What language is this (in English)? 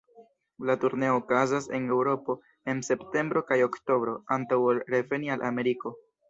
Esperanto